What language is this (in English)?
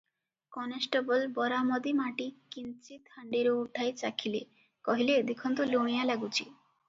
Odia